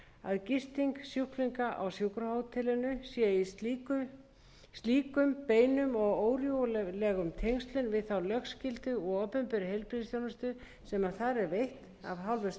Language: Icelandic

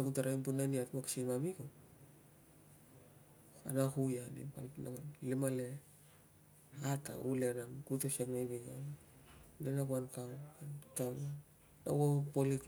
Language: Tungag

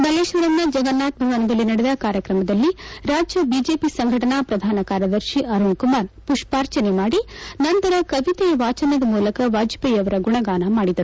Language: Kannada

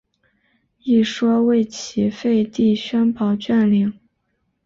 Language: Chinese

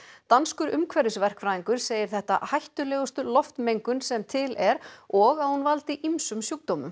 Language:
Icelandic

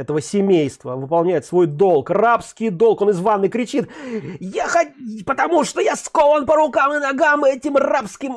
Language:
Russian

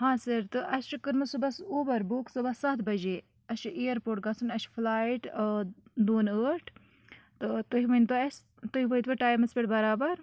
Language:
Kashmiri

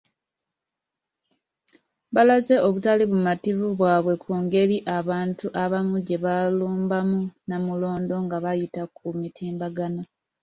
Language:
Ganda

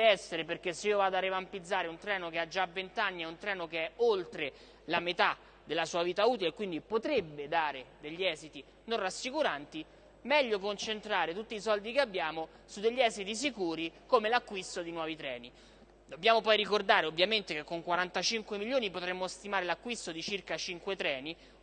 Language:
Italian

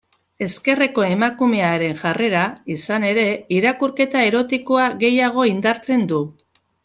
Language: Basque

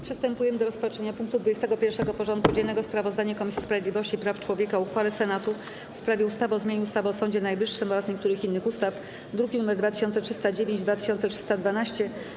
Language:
Polish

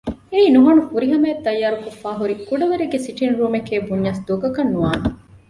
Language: Divehi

